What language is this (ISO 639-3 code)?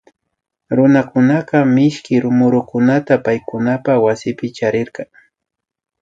qvi